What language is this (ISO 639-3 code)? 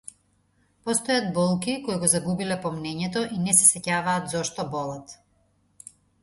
mkd